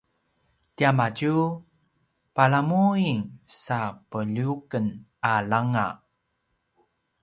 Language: Paiwan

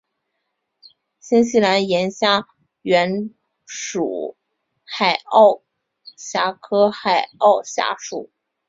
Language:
Chinese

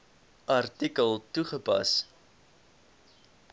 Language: Afrikaans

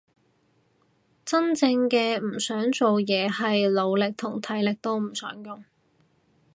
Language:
Cantonese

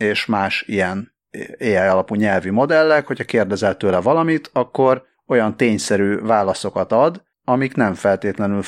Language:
Hungarian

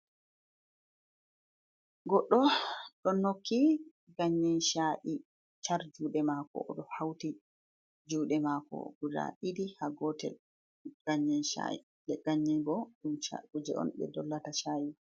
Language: Fula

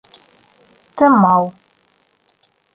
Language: Bashkir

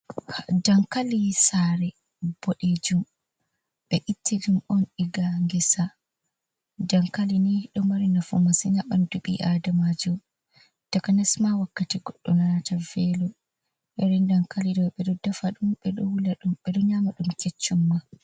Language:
Fula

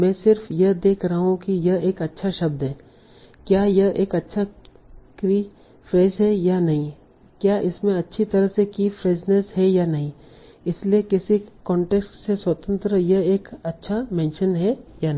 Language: Hindi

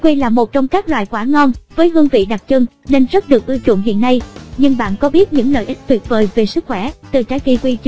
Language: Vietnamese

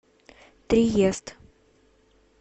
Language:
Russian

